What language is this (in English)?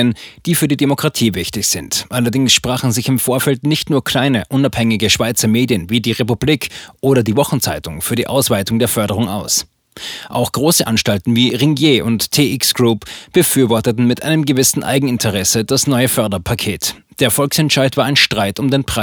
German